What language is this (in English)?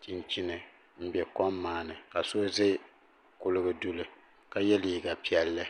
Dagbani